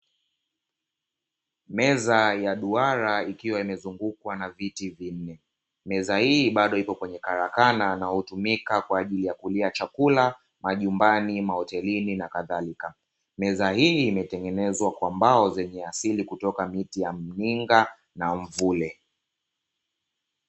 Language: Swahili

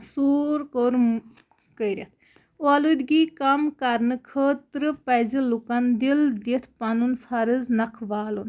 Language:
Kashmiri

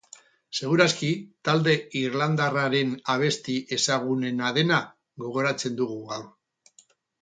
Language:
Basque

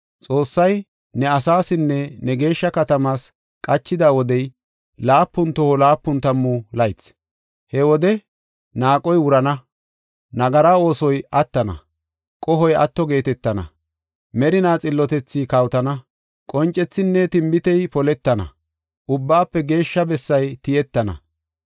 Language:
Gofa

